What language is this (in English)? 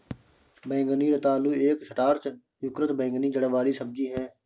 Hindi